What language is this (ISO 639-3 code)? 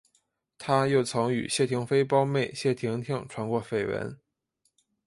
zho